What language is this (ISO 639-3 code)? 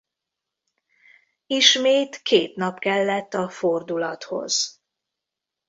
hun